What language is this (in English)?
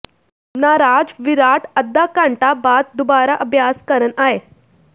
Punjabi